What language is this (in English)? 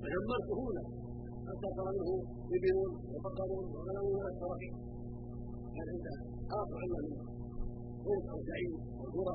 Arabic